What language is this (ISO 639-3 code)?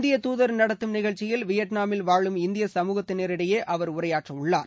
tam